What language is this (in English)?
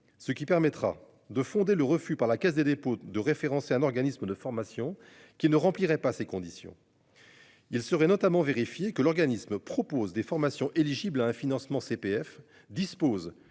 French